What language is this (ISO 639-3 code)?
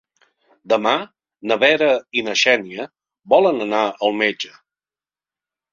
cat